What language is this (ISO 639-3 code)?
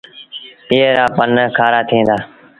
sbn